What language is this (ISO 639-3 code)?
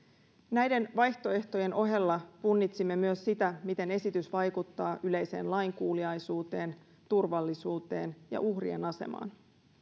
fin